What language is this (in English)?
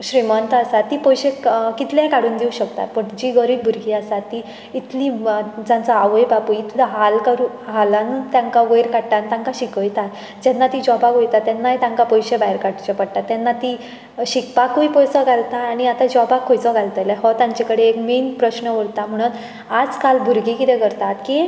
Konkani